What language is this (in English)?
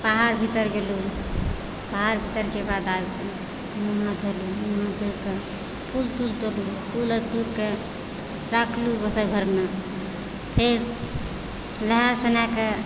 Maithili